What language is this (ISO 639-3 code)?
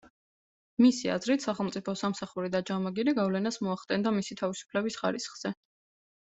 kat